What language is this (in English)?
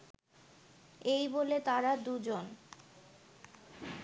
Bangla